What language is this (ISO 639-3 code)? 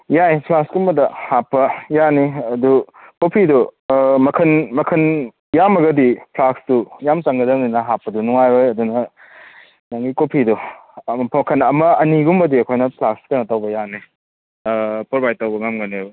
mni